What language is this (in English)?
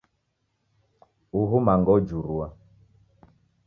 Taita